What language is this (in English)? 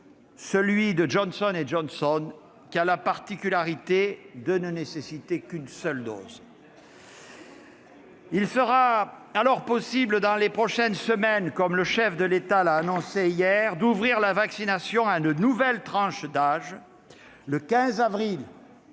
French